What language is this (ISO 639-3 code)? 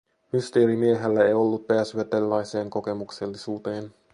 fin